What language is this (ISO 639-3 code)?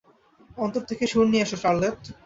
ben